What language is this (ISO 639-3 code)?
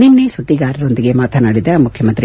kan